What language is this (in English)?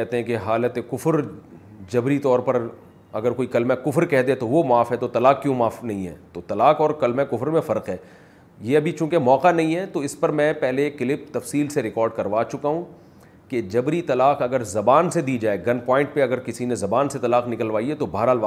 Urdu